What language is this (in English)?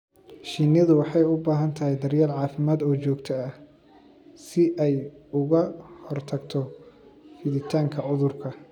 Somali